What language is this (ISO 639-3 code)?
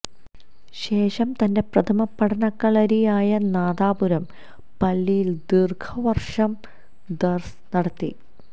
mal